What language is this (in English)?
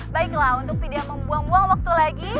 Indonesian